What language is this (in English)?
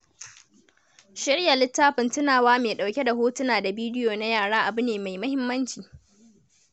Hausa